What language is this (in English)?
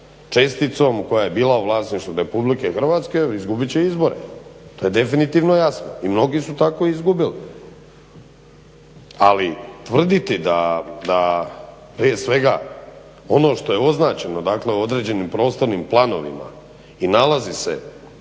Croatian